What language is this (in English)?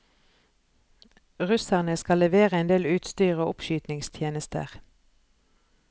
Norwegian